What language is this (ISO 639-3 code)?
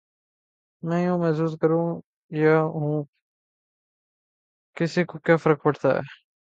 urd